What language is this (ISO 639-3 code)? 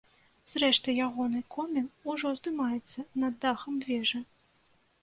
bel